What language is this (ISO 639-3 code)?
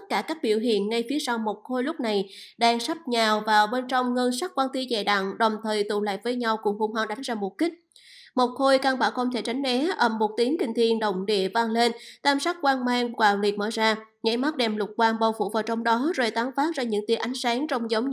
vie